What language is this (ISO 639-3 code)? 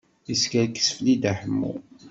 kab